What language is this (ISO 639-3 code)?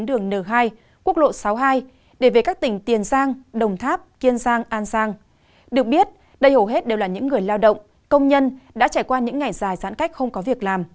vie